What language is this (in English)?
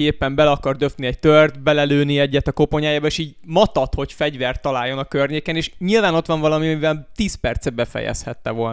Hungarian